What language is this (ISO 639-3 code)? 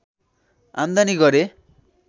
nep